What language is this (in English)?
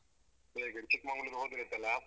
Kannada